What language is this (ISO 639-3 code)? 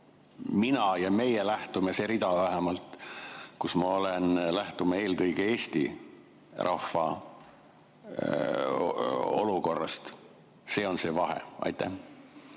est